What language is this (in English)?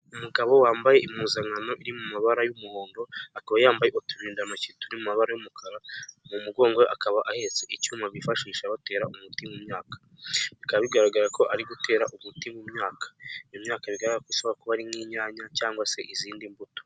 Kinyarwanda